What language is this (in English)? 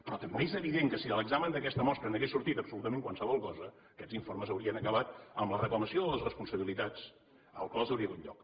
Catalan